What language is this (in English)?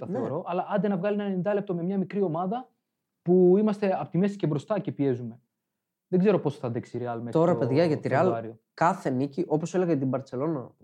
Greek